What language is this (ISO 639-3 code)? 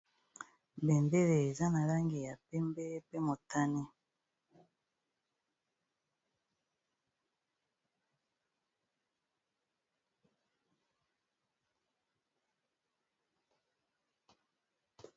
lin